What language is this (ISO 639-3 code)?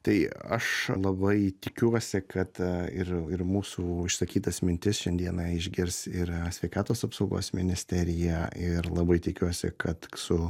lit